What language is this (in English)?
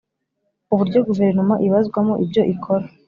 Kinyarwanda